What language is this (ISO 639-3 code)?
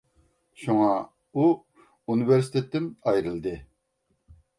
uig